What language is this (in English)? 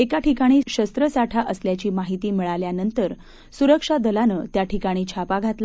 Marathi